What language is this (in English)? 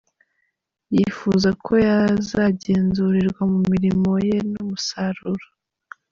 Kinyarwanda